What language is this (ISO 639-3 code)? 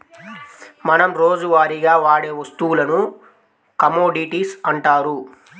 tel